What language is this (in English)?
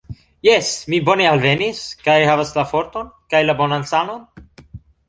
Esperanto